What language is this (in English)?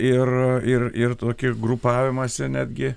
Lithuanian